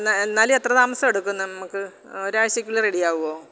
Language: Malayalam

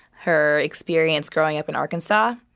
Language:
English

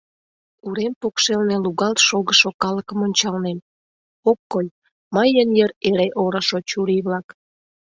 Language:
Mari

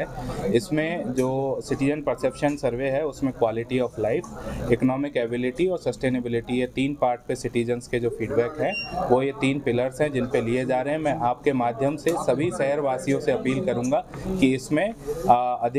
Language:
Hindi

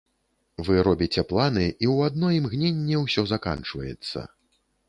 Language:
Belarusian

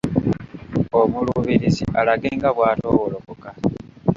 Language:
Ganda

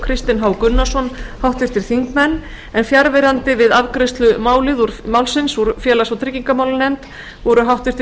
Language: Icelandic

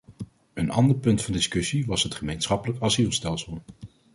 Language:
Dutch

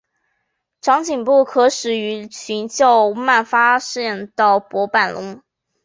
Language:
Chinese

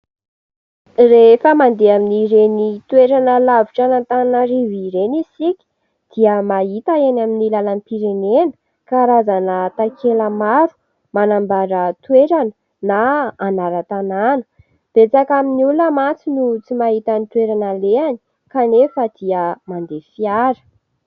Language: Malagasy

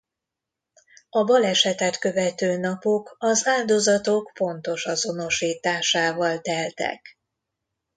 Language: Hungarian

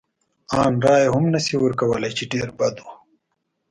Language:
Pashto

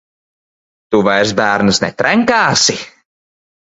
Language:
Latvian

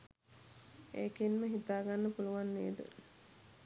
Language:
Sinhala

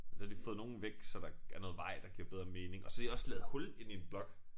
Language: Danish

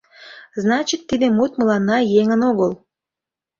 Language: Mari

